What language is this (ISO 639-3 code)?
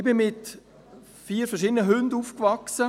gsw